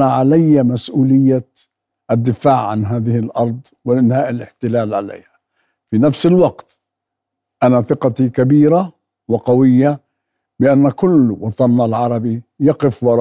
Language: Arabic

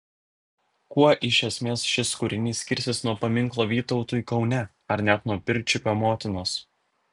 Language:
Lithuanian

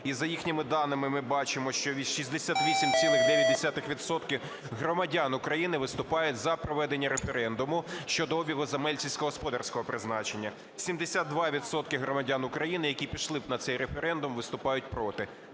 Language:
Ukrainian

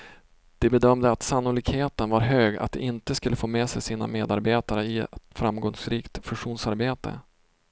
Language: Swedish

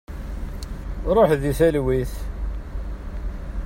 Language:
Kabyle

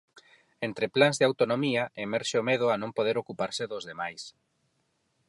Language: Galician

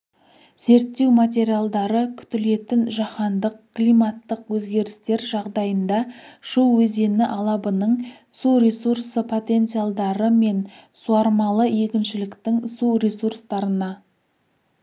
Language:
Kazakh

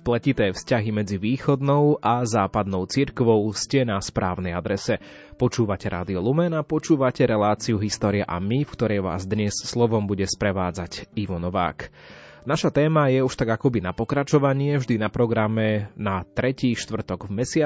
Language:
Slovak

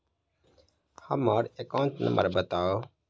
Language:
Maithili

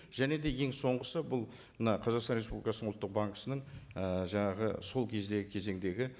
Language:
Kazakh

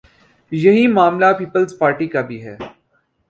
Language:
Urdu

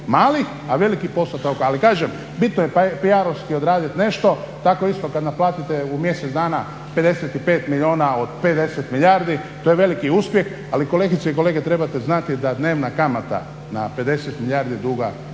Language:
Croatian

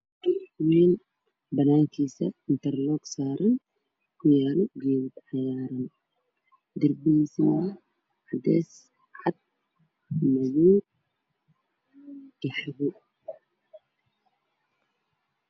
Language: Somali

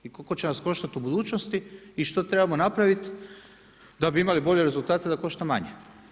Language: Croatian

